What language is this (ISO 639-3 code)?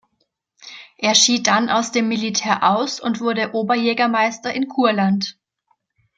deu